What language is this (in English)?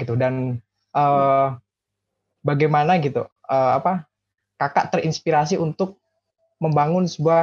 Indonesian